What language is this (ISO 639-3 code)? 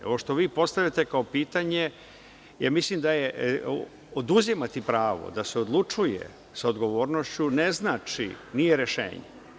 srp